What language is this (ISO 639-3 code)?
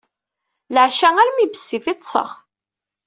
kab